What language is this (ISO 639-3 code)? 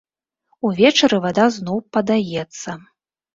bel